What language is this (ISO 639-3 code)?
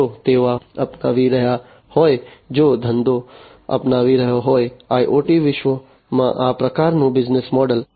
guj